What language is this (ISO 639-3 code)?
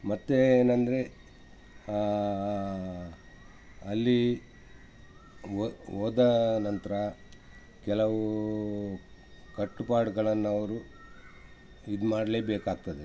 kan